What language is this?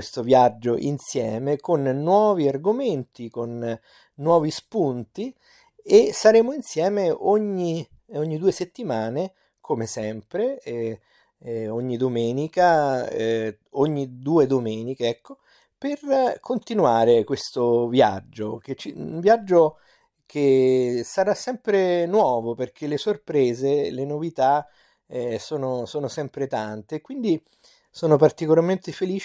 Italian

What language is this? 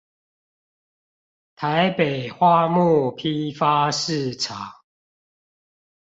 Chinese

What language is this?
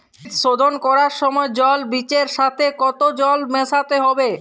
Bangla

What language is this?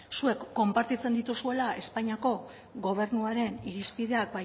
Basque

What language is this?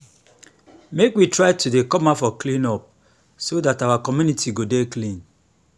Nigerian Pidgin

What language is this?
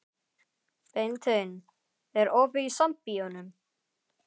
Icelandic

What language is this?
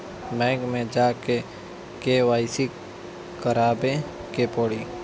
Bhojpuri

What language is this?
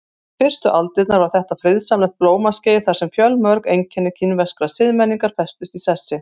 Icelandic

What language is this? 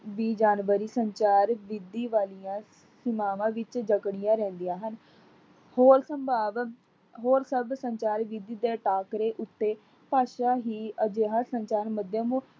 Punjabi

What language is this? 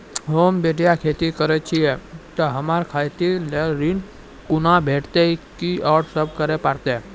Maithili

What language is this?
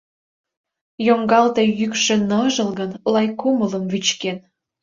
Mari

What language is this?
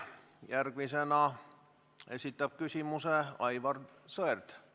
Estonian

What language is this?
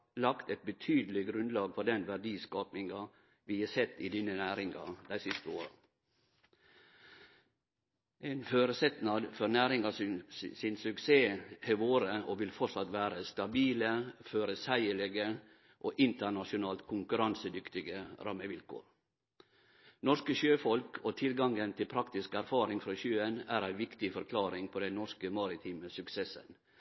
Norwegian Nynorsk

